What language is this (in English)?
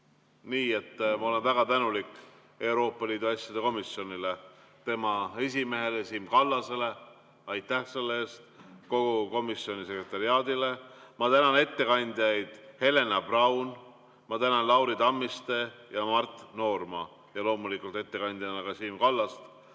Estonian